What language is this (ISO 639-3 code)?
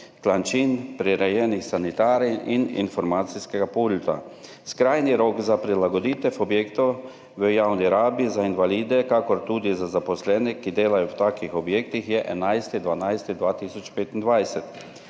slv